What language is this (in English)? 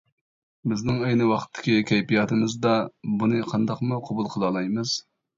Uyghur